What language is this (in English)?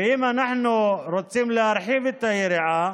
Hebrew